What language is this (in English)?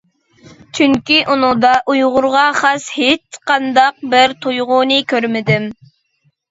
Uyghur